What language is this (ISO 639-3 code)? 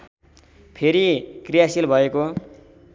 nep